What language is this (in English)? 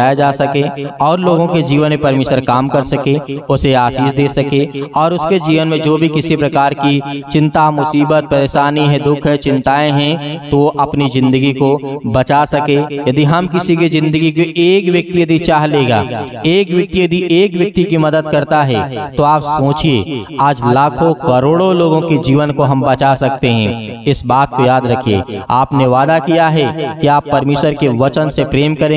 Hindi